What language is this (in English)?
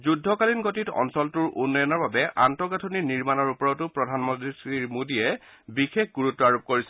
Assamese